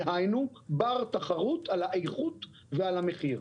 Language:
Hebrew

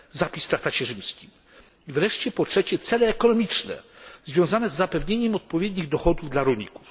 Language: Polish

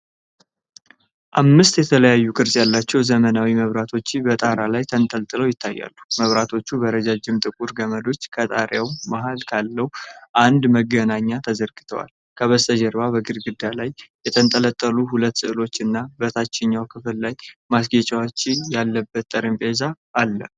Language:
Amharic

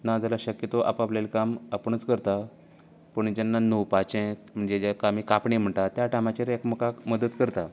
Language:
Konkani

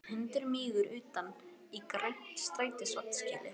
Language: Icelandic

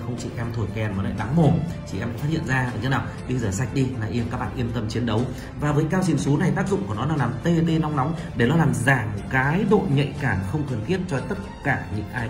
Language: Vietnamese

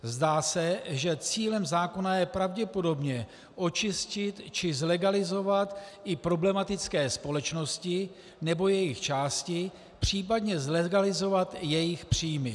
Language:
Czech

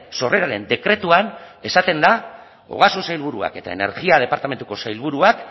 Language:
Basque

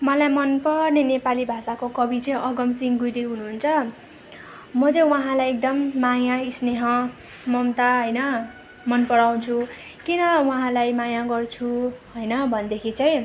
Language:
Nepali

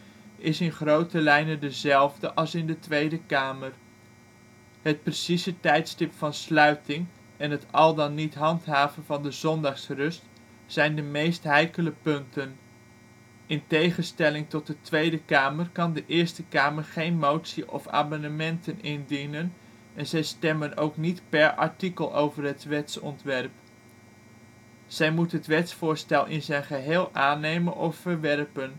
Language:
Dutch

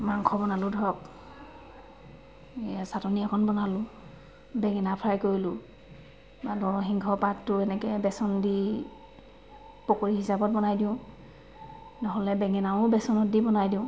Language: Assamese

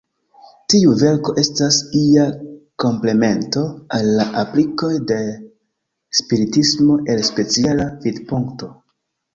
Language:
Esperanto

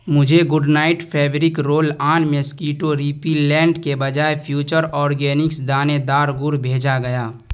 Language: Urdu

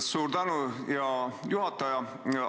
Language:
Estonian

